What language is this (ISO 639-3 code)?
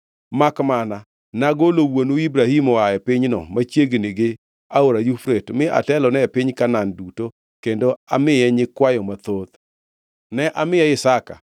luo